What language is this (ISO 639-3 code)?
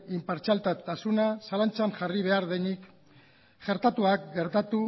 eus